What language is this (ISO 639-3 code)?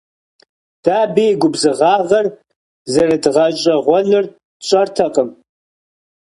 kbd